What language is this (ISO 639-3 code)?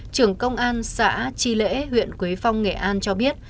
vie